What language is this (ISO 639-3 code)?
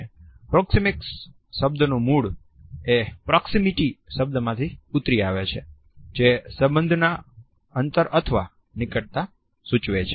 guj